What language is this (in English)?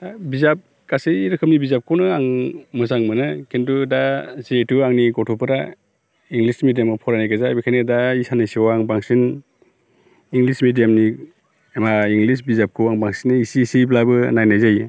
Bodo